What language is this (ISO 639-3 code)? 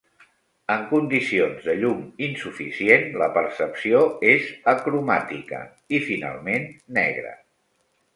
cat